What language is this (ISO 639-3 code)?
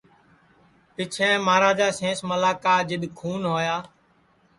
ssi